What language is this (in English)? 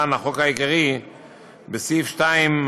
Hebrew